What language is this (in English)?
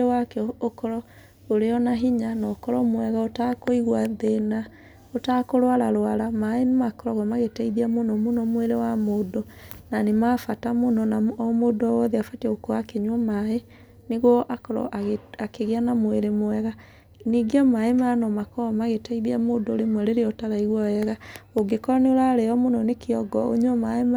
Kikuyu